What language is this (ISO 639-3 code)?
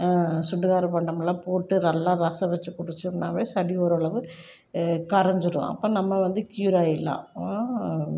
tam